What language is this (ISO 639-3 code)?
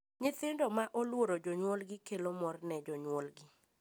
luo